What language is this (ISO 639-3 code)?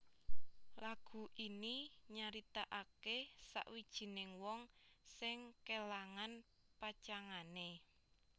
jav